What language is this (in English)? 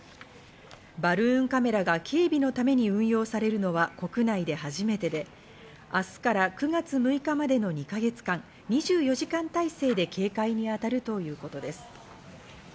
Japanese